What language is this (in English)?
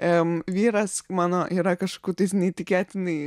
Lithuanian